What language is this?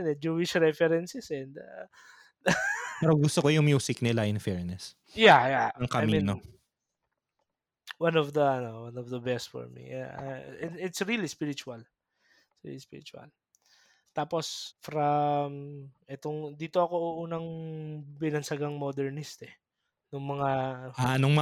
Filipino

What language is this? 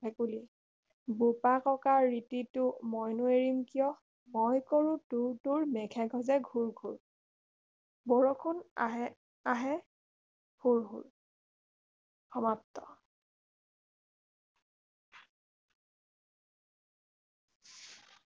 Assamese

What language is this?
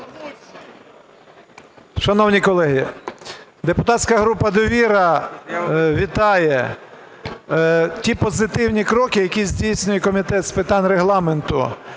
Ukrainian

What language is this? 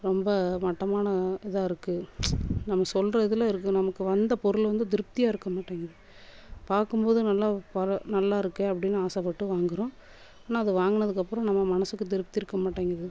Tamil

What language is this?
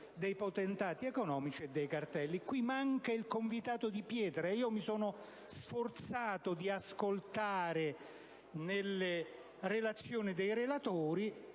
Italian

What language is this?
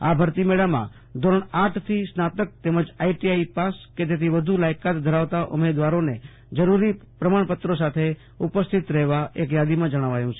Gujarati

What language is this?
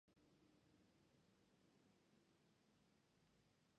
Armenian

